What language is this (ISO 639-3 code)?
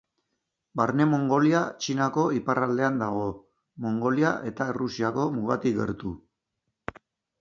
eus